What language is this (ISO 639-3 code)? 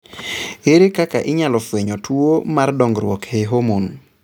luo